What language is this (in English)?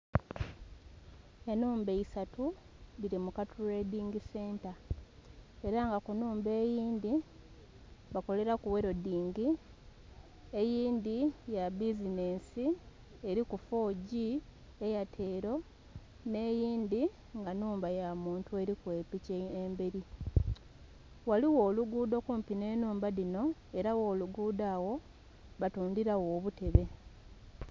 Soga